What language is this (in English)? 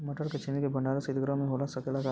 Bhojpuri